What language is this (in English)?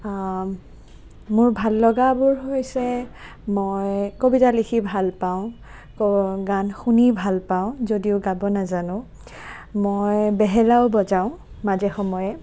Assamese